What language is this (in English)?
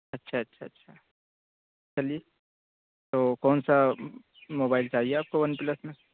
Urdu